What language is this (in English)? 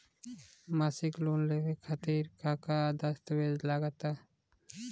Bhojpuri